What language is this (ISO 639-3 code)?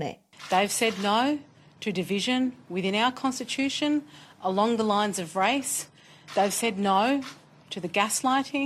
hrv